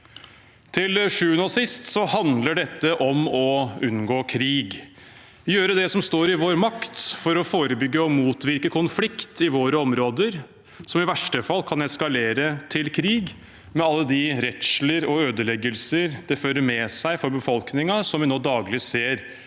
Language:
Norwegian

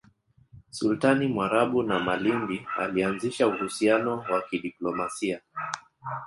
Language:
Swahili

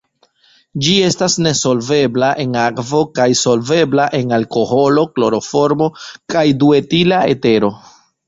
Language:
Esperanto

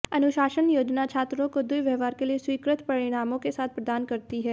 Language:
Hindi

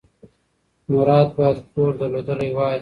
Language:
Pashto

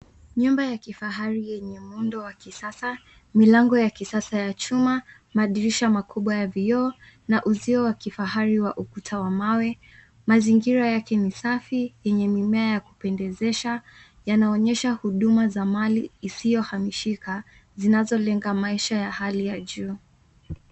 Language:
Swahili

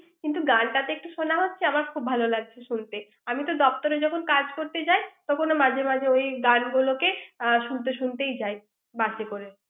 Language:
Bangla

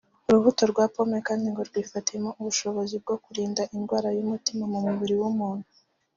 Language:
Kinyarwanda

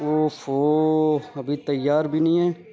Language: Urdu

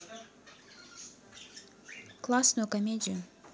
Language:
Russian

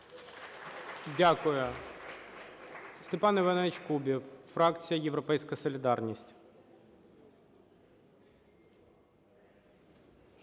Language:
Ukrainian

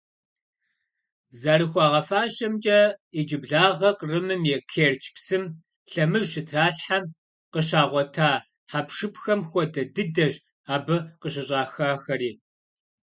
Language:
Kabardian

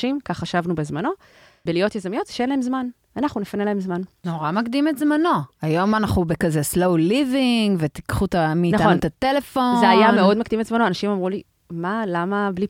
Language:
Hebrew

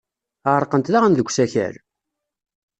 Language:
Kabyle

